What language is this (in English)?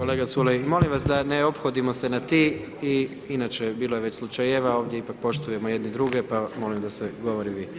Croatian